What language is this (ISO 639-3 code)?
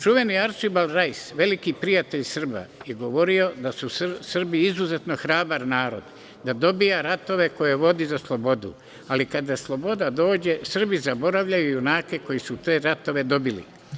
srp